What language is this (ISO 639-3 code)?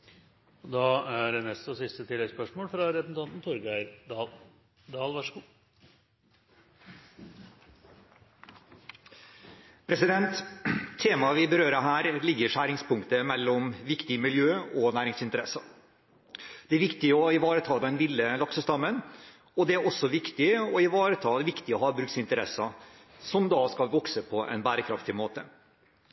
nor